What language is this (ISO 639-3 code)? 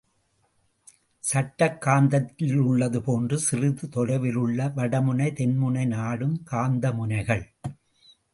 tam